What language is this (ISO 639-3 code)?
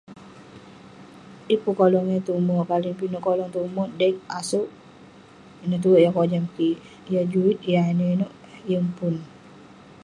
pne